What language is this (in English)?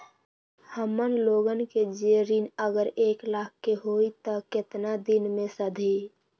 Magahi